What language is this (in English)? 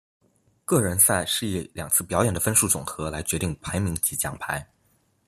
Chinese